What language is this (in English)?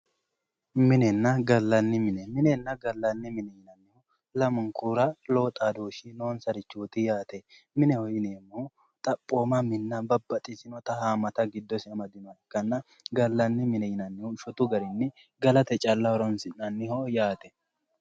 Sidamo